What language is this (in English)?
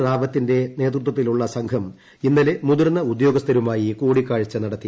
Malayalam